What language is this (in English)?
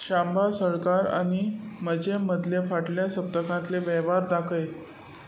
Konkani